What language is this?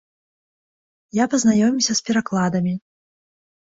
Belarusian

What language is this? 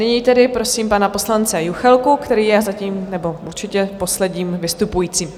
Czech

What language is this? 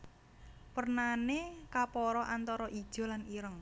Javanese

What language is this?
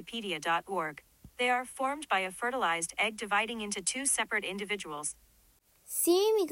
Persian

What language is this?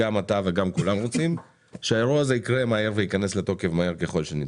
Hebrew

